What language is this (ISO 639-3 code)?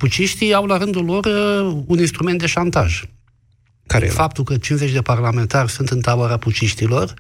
ron